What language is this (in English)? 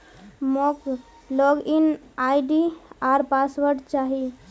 Magahi